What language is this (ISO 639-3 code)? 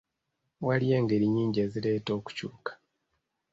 lug